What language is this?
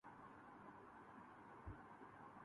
Urdu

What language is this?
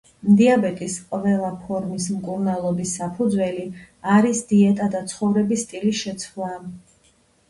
Georgian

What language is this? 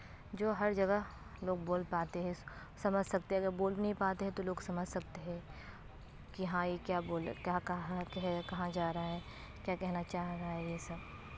Urdu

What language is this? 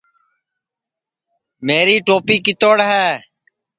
Sansi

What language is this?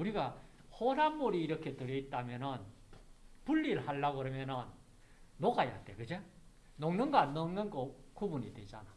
Korean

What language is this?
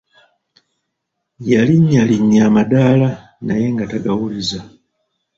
Ganda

